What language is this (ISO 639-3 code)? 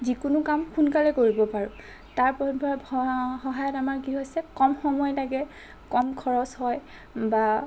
asm